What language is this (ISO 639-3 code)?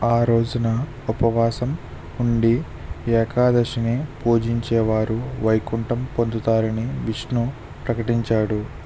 tel